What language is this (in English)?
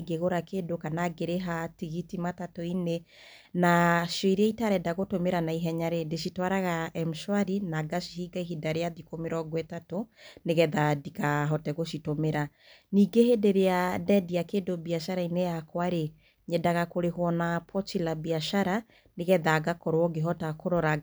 Kikuyu